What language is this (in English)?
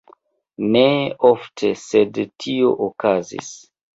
Esperanto